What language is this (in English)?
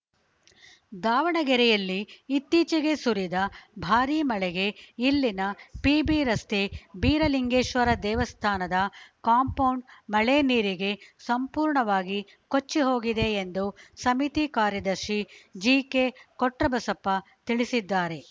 Kannada